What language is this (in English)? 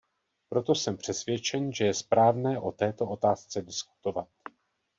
Czech